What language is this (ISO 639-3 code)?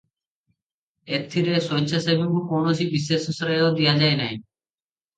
ori